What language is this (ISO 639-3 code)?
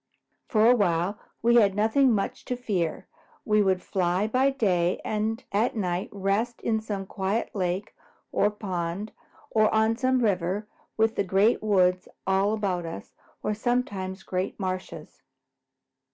eng